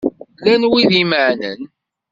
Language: Kabyle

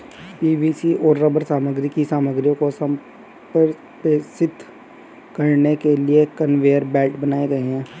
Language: Hindi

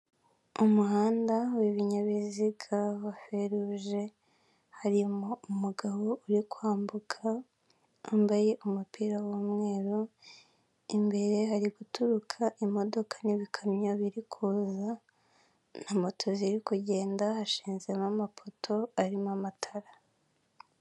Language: Kinyarwanda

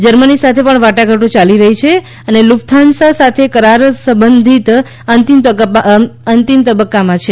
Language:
Gujarati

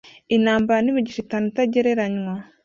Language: Kinyarwanda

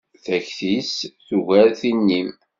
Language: Kabyle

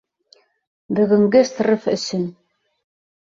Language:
Bashkir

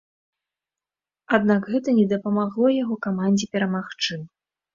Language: Belarusian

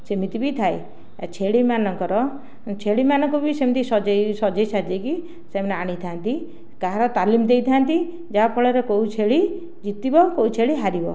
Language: Odia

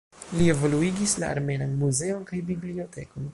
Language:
Esperanto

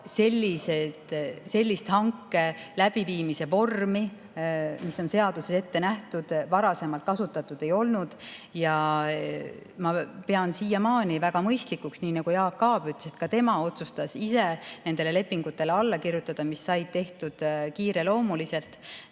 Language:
Estonian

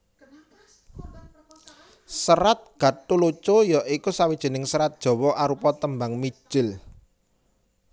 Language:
Javanese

